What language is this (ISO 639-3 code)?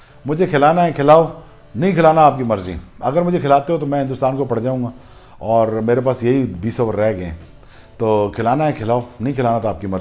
hin